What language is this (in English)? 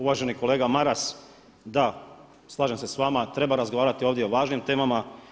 Croatian